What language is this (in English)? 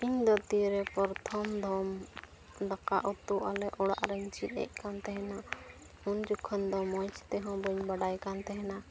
Santali